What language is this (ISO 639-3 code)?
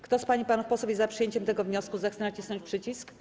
pol